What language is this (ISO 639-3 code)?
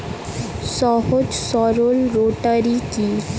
ben